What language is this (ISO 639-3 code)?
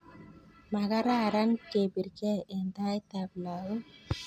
kln